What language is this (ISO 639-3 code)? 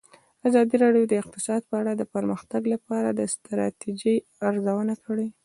pus